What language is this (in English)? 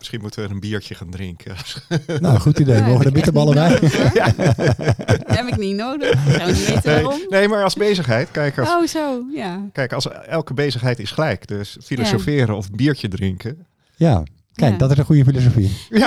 Dutch